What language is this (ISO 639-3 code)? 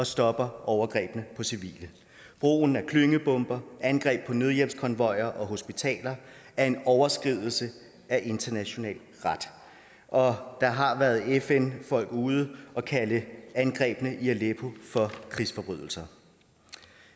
dan